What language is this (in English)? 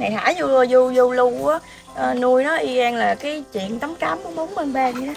Vietnamese